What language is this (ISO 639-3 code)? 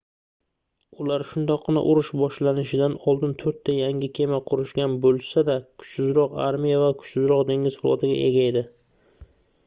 uzb